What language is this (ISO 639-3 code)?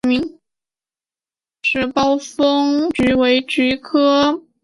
zho